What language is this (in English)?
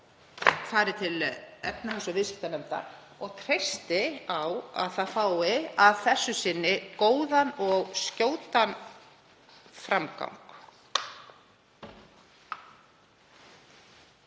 Icelandic